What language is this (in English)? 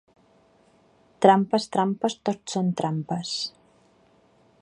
Catalan